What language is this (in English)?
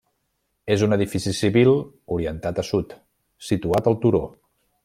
Catalan